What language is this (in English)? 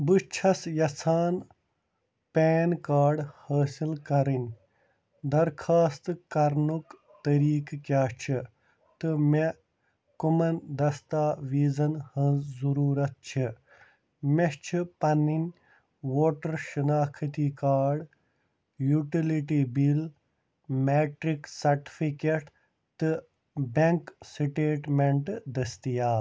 Kashmiri